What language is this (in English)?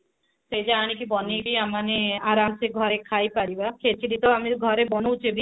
Odia